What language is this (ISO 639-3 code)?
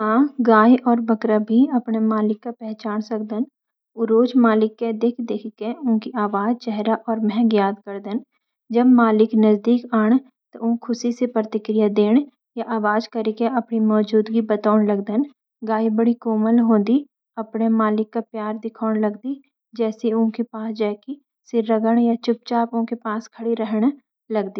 gbm